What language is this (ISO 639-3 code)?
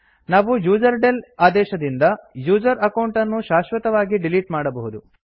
kan